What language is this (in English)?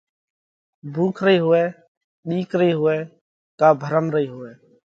Parkari Koli